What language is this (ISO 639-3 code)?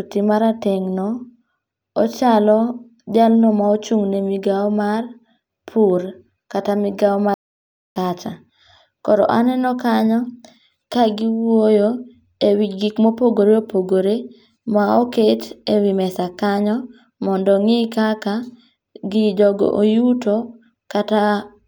luo